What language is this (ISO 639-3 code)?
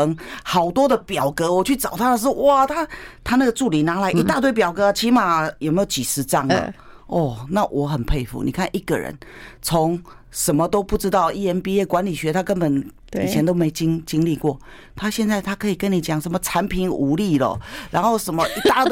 zho